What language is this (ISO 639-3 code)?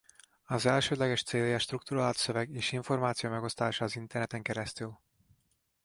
hun